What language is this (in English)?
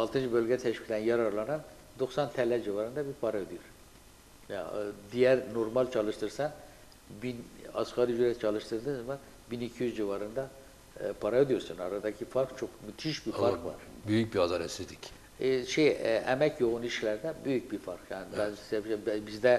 Turkish